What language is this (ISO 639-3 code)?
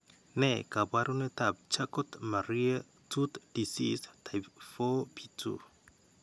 kln